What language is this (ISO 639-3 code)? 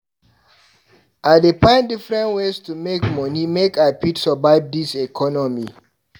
pcm